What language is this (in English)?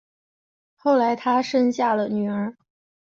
Chinese